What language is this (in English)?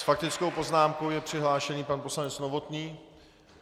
Czech